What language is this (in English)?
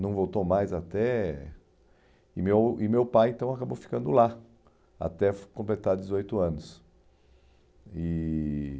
Portuguese